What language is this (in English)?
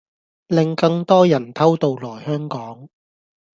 Cantonese